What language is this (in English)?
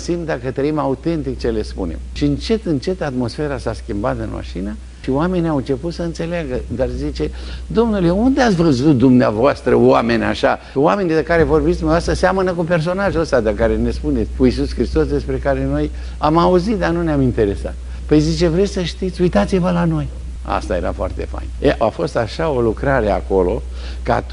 Romanian